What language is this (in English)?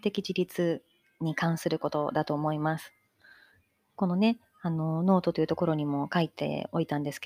Japanese